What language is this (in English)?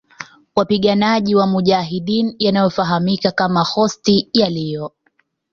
Swahili